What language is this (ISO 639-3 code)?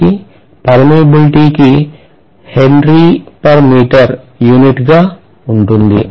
tel